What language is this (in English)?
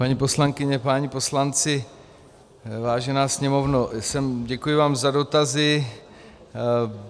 Czech